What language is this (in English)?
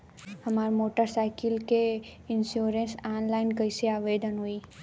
Bhojpuri